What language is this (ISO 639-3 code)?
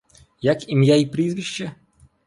ukr